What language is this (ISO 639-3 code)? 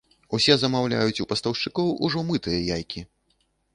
bel